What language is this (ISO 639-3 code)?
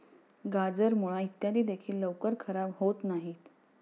mar